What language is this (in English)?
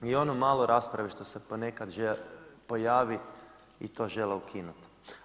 Croatian